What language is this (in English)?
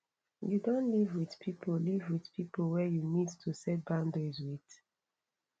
Nigerian Pidgin